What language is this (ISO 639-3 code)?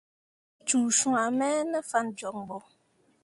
mua